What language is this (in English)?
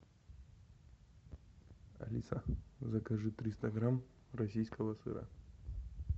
Russian